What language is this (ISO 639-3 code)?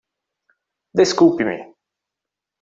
por